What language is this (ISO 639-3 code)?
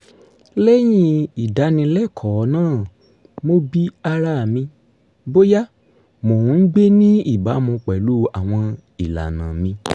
yor